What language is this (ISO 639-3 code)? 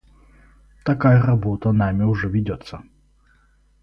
rus